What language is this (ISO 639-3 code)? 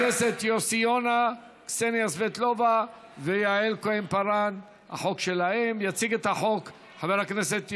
heb